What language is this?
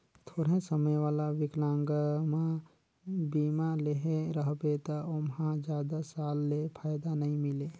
Chhattisgarhi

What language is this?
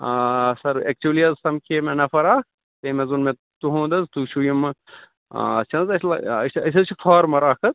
Kashmiri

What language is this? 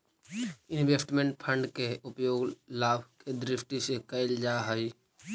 Magahi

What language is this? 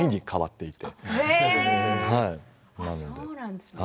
Japanese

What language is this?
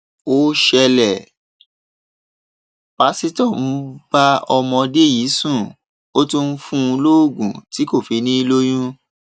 Yoruba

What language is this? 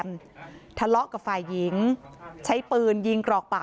Thai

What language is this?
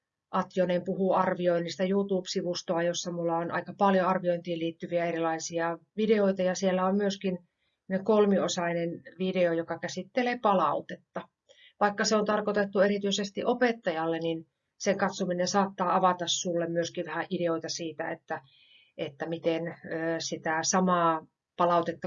Finnish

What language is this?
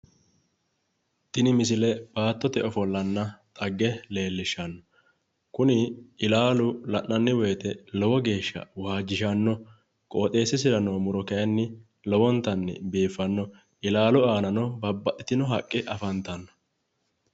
Sidamo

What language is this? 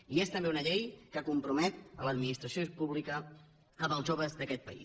Catalan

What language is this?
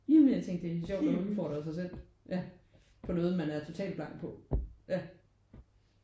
Danish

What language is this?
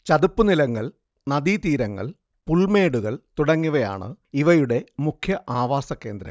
Malayalam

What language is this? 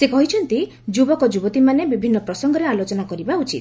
Odia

